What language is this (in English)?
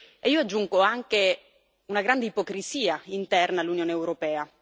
Italian